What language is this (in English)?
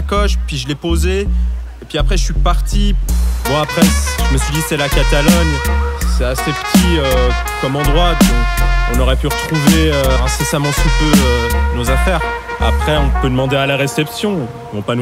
French